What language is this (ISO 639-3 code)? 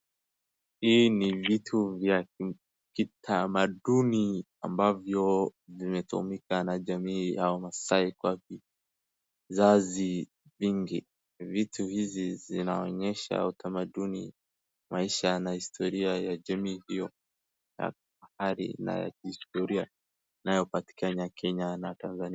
swa